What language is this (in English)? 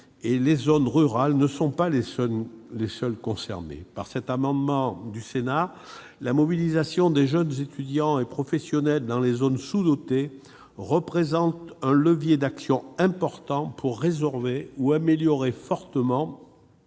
French